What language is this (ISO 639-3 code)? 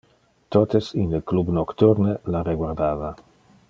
ina